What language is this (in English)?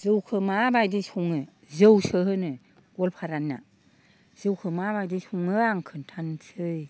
Bodo